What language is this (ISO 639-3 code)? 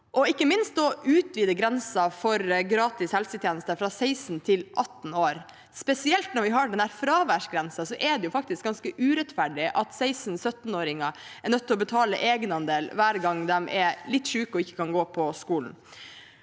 nor